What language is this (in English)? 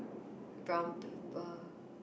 English